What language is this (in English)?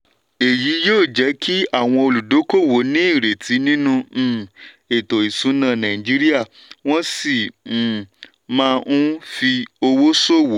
Yoruba